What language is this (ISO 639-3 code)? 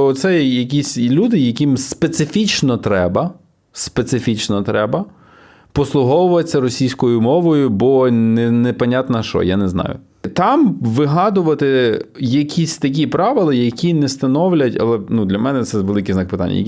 ukr